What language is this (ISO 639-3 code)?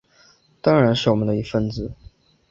zho